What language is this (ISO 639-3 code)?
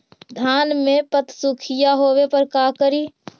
mag